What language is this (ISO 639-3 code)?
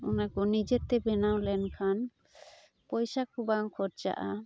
sat